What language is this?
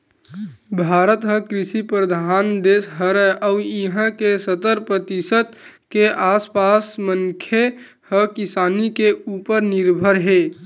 Chhattisgarhi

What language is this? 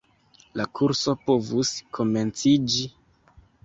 Esperanto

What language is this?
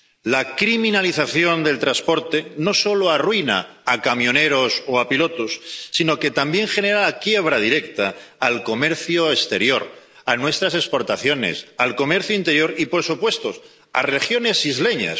Spanish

